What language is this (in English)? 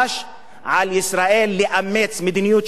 Hebrew